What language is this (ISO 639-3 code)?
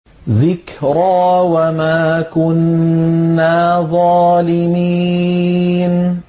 ara